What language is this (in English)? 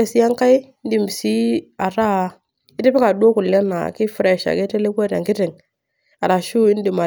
Masai